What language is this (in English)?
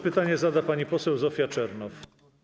Polish